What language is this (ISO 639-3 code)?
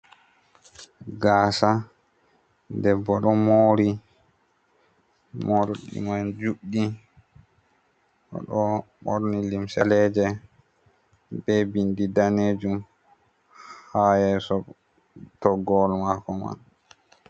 ful